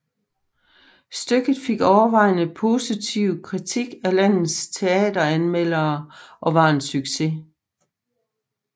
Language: Danish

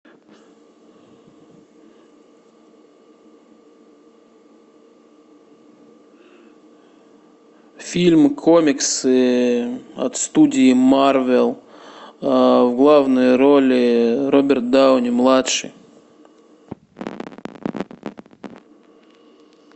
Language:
Russian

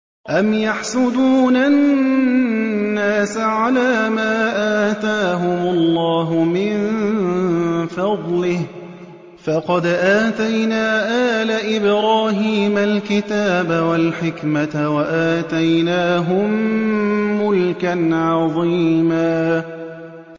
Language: Arabic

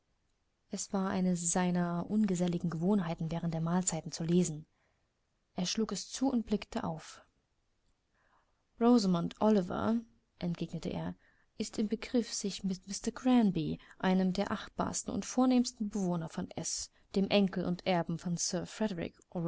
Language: German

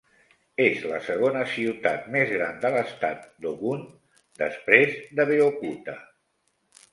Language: Catalan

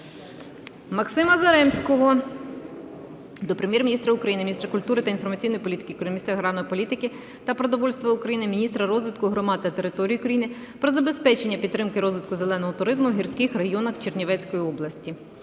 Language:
Ukrainian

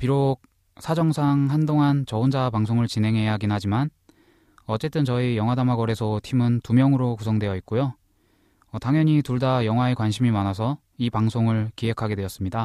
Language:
Korean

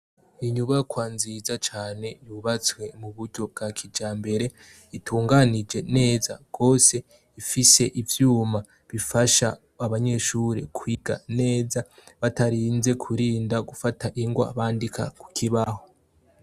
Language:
Rundi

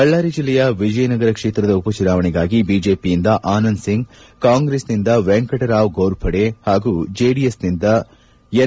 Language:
Kannada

